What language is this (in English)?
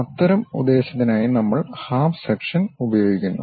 Malayalam